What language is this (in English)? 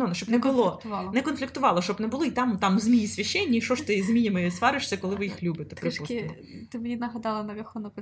Ukrainian